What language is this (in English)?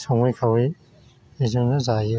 Bodo